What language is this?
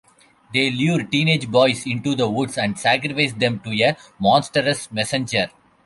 English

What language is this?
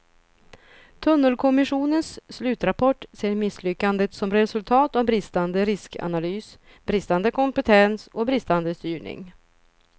Swedish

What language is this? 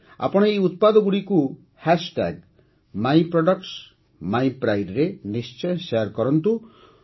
Odia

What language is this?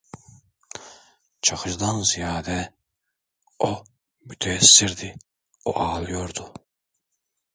Turkish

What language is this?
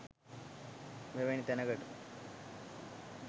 Sinhala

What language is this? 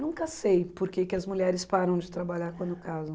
Portuguese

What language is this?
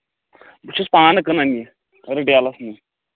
Kashmiri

